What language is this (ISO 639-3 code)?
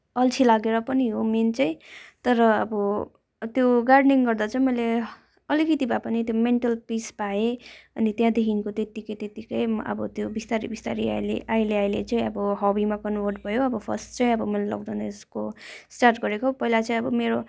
nep